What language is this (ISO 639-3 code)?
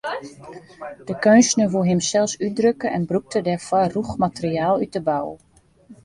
fry